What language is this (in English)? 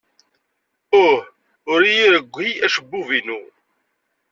Kabyle